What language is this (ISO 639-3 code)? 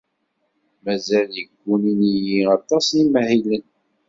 kab